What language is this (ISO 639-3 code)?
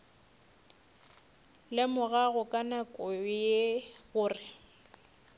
nso